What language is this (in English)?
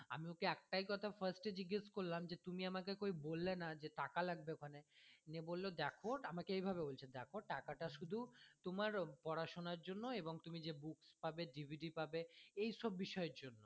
Bangla